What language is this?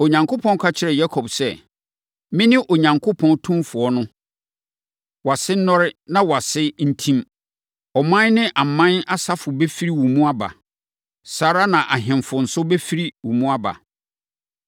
Akan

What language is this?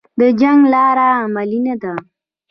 Pashto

